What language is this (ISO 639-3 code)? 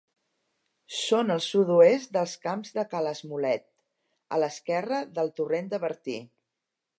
cat